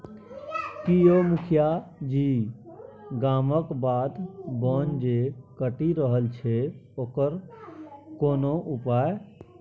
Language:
Maithili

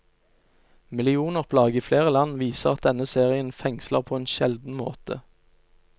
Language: Norwegian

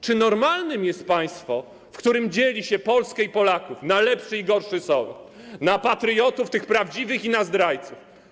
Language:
Polish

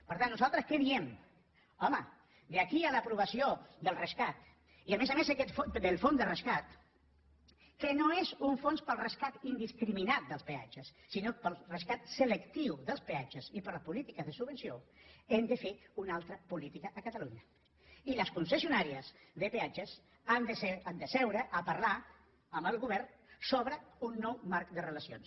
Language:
Catalan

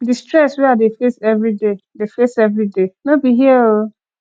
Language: Nigerian Pidgin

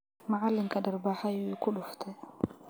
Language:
Somali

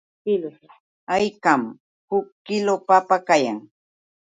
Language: Yauyos Quechua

